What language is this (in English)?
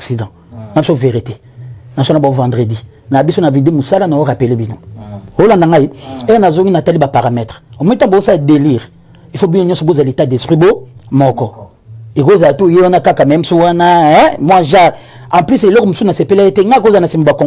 French